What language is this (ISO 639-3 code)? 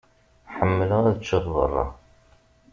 kab